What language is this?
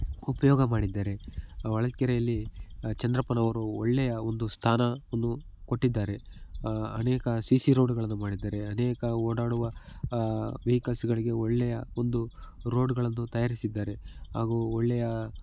Kannada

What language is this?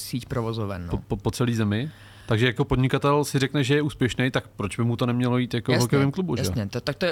Czech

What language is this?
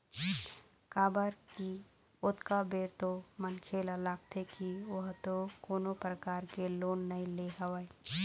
Chhattisgarhi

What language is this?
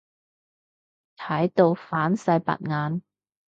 Cantonese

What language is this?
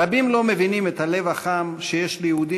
Hebrew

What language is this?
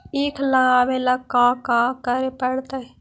Magahi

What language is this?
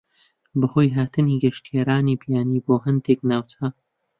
Central Kurdish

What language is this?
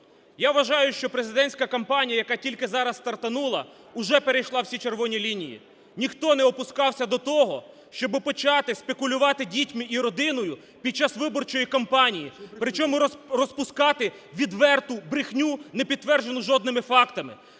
Ukrainian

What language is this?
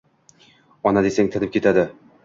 Uzbek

